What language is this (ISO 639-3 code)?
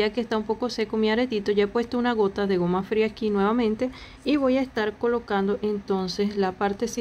spa